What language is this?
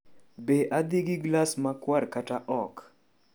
Luo (Kenya and Tanzania)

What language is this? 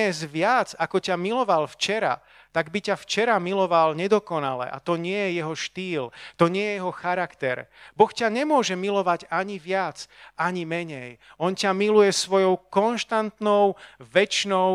Slovak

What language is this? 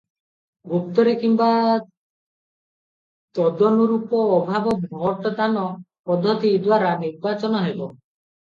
Odia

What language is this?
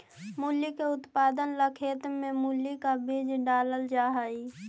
Magahi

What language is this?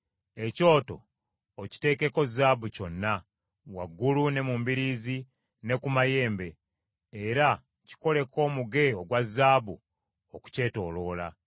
Ganda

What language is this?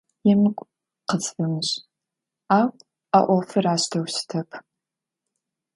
Adyghe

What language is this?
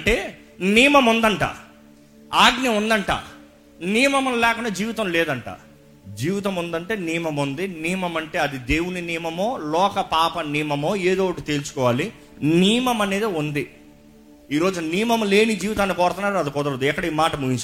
Telugu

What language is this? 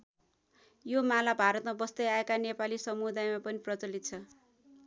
Nepali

